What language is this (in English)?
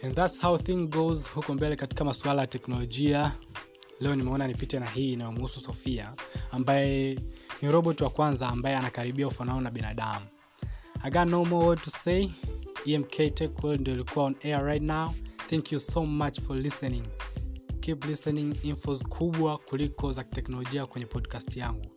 Swahili